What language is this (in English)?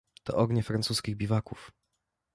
Polish